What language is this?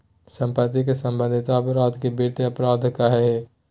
Magahi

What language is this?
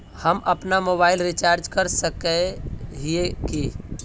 Magahi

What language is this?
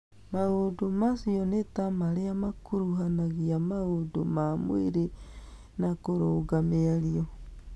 Kikuyu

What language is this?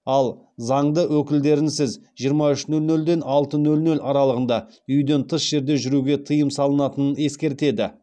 Kazakh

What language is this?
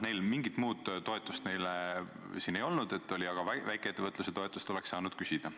Estonian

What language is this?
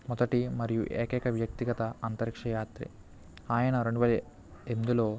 Telugu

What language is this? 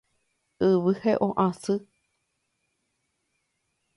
Guarani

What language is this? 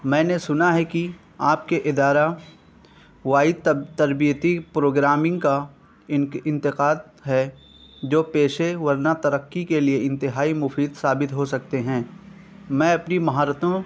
Urdu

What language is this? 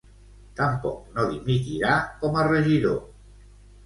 Catalan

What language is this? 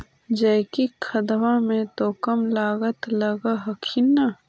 Magahi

